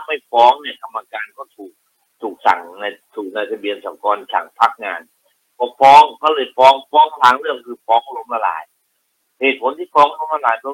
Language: Thai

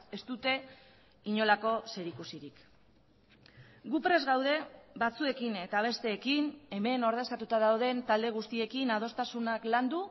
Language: Basque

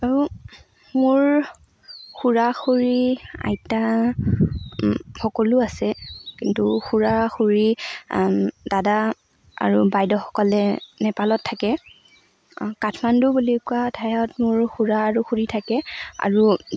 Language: Assamese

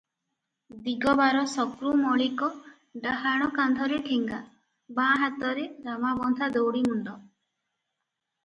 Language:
Odia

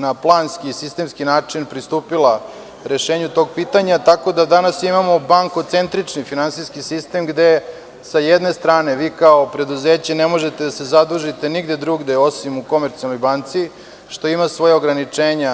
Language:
Serbian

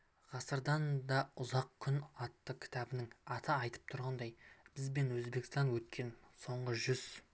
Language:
Kazakh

